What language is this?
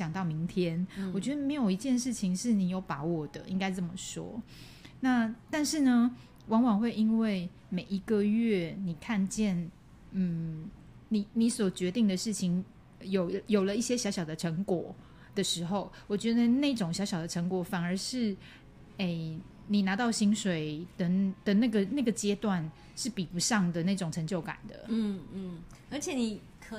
Chinese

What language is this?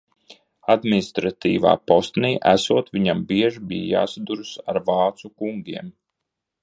Latvian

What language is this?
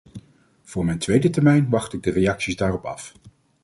Dutch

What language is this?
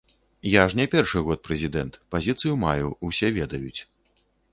Belarusian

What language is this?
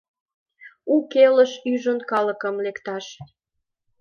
Mari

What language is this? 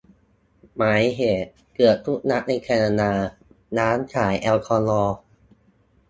Thai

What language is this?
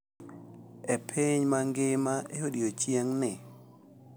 Luo (Kenya and Tanzania)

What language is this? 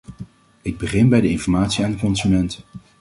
Dutch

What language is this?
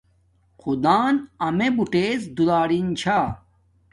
Domaaki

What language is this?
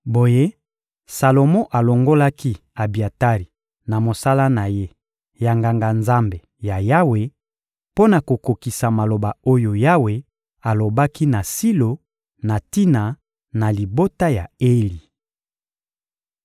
Lingala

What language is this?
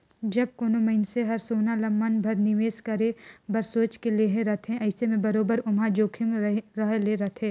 Chhattisgarhi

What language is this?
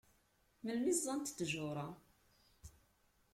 Kabyle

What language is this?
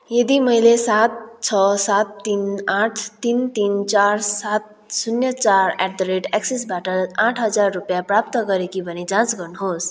Nepali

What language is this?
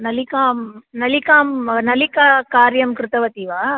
Sanskrit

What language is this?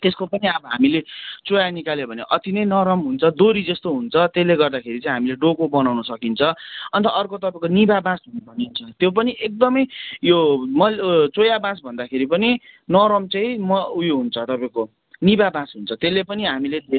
Nepali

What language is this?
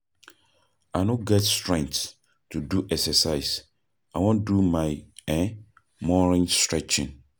Nigerian Pidgin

